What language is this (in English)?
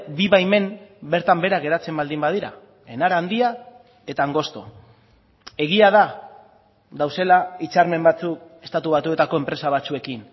Basque